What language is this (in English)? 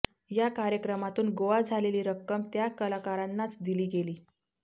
Marathi